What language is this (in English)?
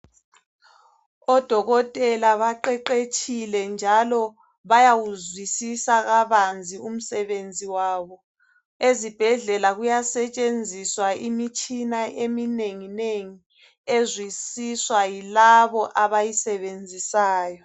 North Ndebele